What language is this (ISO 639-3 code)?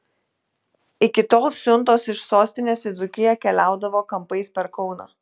lit